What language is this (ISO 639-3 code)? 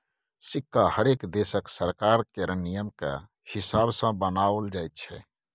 mai